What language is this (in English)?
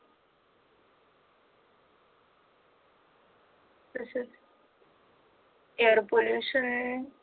Marathi